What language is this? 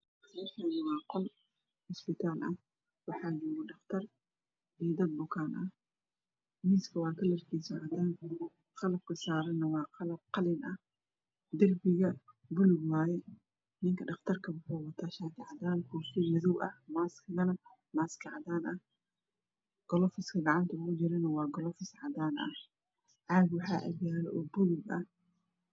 Somali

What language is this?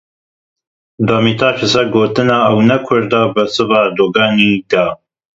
Kurdish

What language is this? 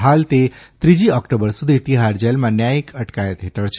Gujarati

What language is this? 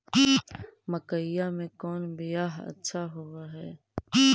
Magahi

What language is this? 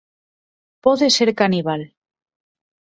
Galician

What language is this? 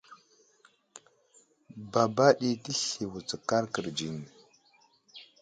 Wuzlam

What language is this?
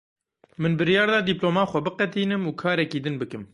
Kurdish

